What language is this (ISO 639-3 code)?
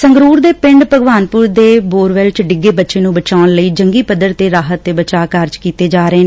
pan